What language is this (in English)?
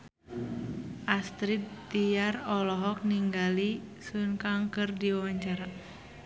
Sundanese